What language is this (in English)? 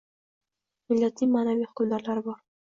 Uzbek